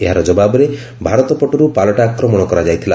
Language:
Odia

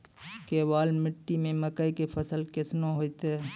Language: Maithili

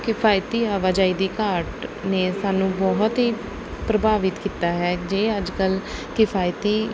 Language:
Punjabi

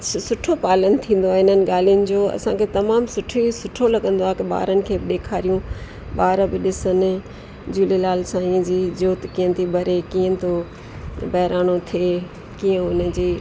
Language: Sindhi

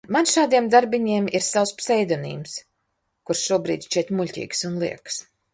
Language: Latvian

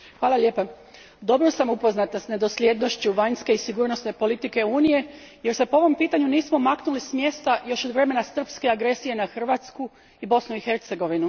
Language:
Croatian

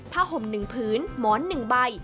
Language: Thai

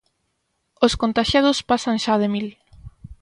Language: Galician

